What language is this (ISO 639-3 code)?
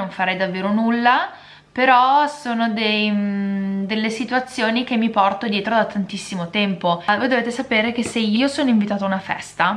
ita